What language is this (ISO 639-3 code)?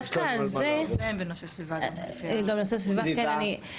heb